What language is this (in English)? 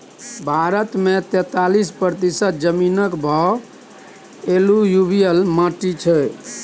Maithili